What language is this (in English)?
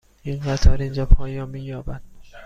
Persian